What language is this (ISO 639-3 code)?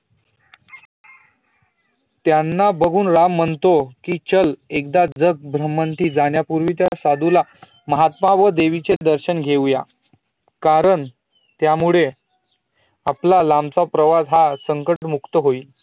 mar